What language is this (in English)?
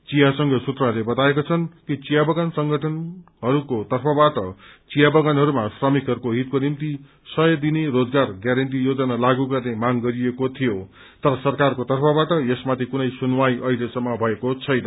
Nepali